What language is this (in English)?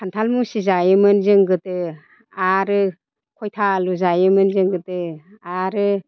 Bodo